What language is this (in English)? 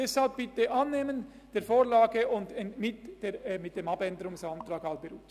Swiss German